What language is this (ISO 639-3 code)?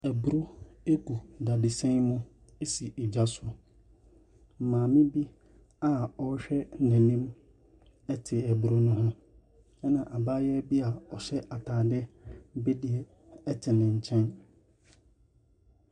aka